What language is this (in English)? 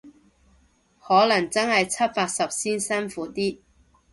Cantonese